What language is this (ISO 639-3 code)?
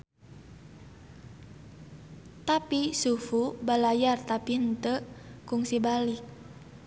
sun